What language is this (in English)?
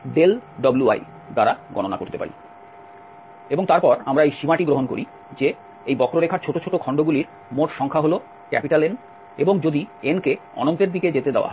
Bangla